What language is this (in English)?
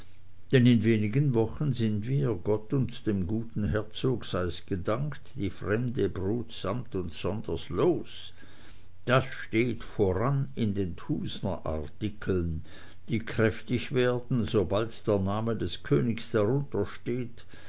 German